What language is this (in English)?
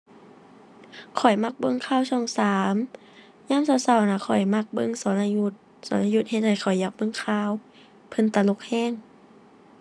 Thai